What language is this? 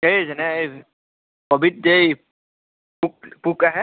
Assamese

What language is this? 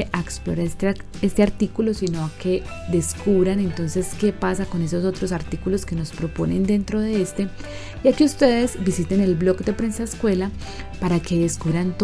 Spanish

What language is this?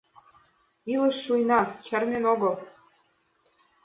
Mari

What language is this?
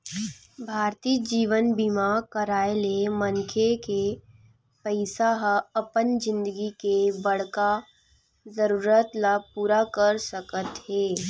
Chhattisgarhi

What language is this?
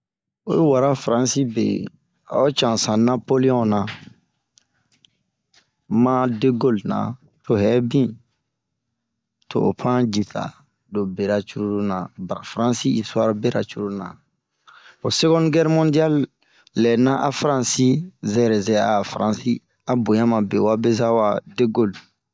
Bomu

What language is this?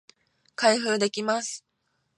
Japanese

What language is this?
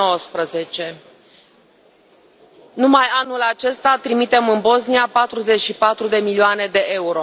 Romanian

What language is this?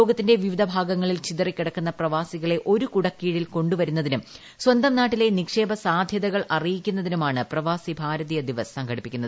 Malayalam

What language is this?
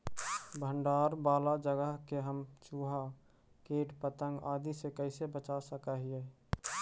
Magahi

